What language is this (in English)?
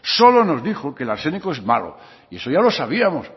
Spanish